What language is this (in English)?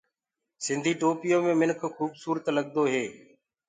Gurgula